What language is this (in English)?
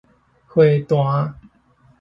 Min Nan Chinese